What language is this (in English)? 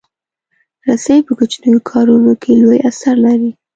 Pashto